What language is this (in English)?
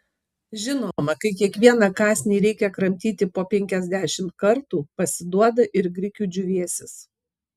Lithuanian